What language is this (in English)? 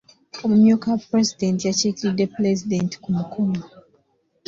Ganda